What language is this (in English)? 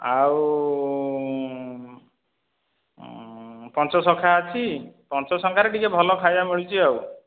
Odia